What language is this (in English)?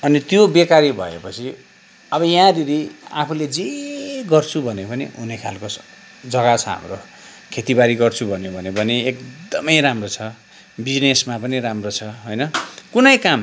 Nepali